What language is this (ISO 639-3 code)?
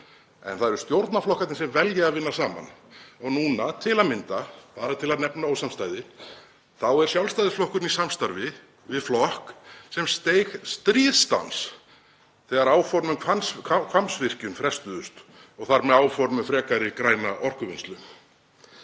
isl